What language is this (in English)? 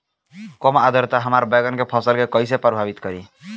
Bhojpuri